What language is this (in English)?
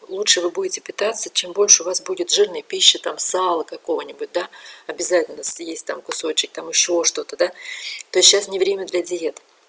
Russian